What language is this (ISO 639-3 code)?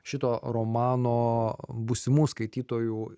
lit